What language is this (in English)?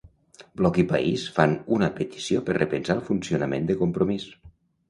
Catalan